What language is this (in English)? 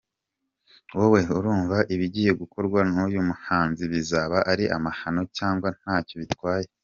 Kinyarwanda